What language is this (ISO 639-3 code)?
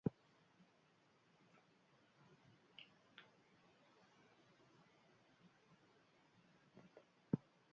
eus